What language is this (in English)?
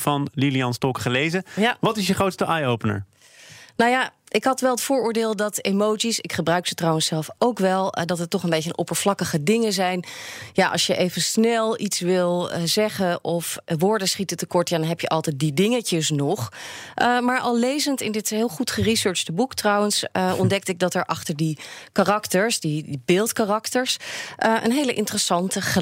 Dutch